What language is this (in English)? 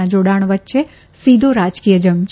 Gujarati